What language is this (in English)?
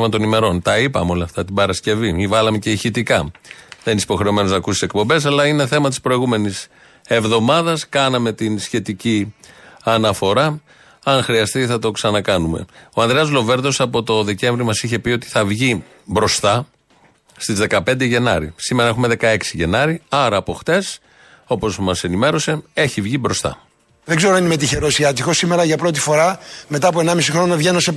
Greek